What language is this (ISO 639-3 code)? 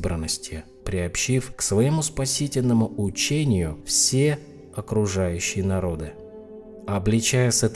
rus